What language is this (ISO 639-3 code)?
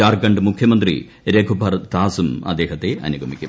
mal